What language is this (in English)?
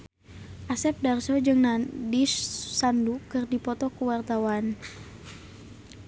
Sundanese